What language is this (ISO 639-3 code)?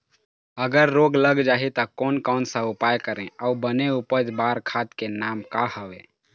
hne